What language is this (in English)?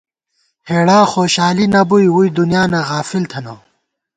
Gawar-Bati